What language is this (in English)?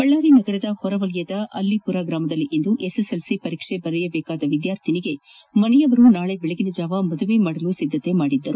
Kannada